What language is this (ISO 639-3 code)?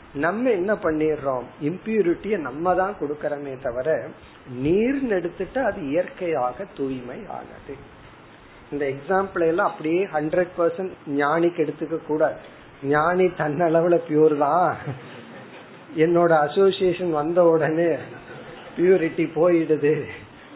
tam